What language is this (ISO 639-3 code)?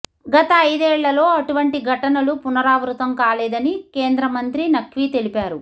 tel